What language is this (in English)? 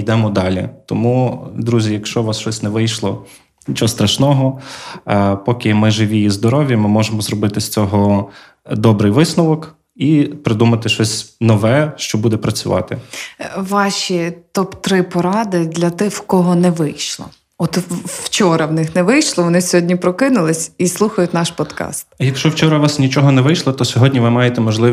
Ukrainian